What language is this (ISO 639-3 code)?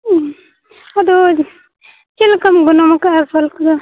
sat